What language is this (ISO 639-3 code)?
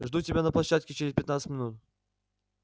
rus